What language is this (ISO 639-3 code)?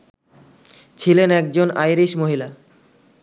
ben